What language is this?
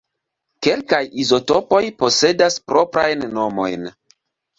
Esperanto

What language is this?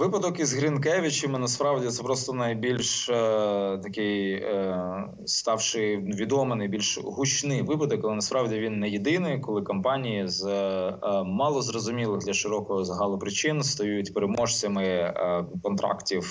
Ukrainian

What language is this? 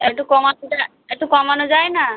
Bangla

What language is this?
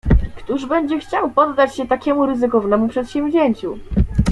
Polish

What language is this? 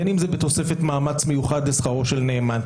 Hebrew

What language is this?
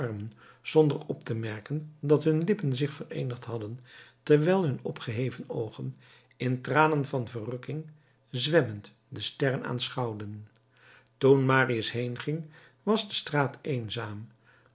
Dutch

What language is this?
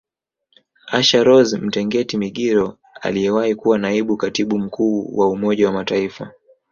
Swahili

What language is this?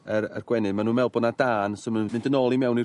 Welsh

